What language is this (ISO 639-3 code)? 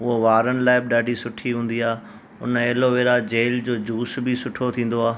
snd